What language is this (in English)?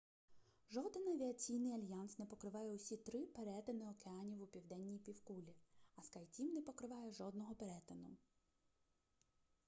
Ukrainian